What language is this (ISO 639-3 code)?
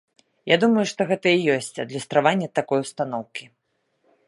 bel